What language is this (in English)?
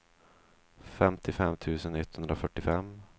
Swedish